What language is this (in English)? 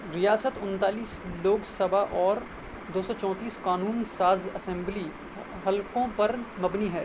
Urdu